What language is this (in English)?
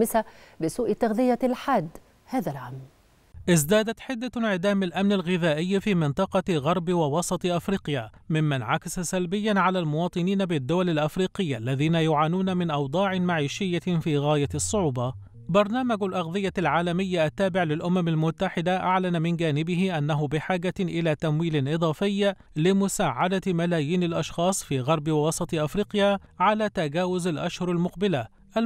Arabic